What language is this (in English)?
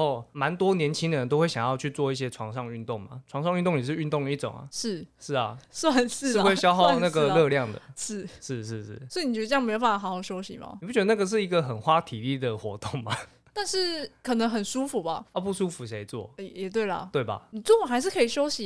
Chinese